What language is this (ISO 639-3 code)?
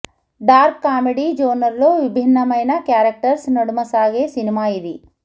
tel